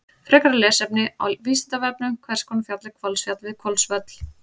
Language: Icelandic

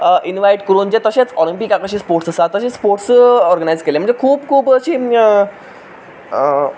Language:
Konkani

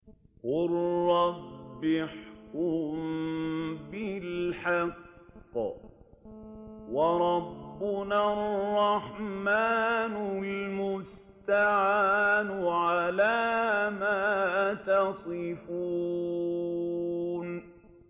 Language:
Arabic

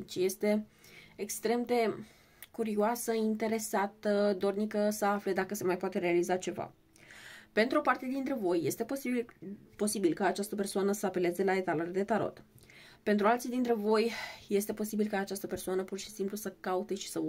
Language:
Romanian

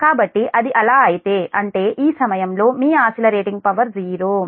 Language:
Telugu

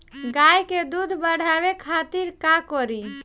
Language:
Bhojpuri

